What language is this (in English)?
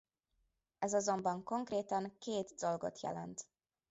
Hungarian